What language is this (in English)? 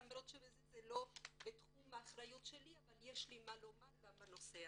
Hebrew